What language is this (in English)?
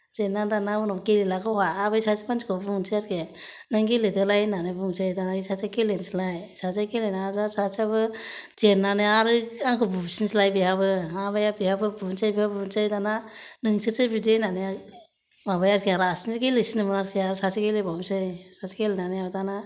Bodo